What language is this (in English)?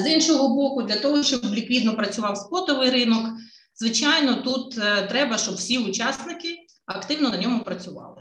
Ukrainian